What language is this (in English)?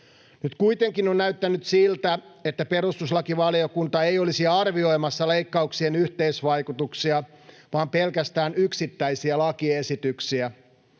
Finnish